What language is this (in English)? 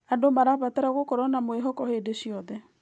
Kikuyu